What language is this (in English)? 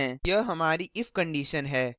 Hindi